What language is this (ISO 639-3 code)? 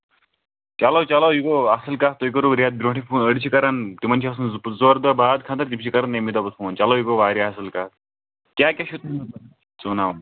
kas